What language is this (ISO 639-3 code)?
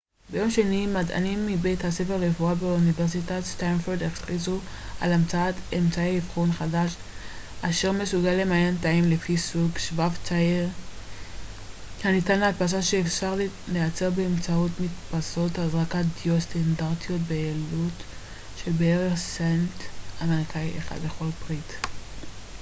heb